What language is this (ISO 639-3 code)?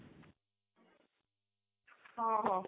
ori